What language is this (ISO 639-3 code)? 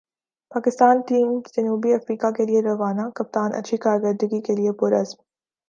urd